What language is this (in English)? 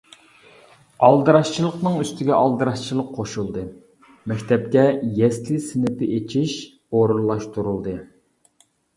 Uyghur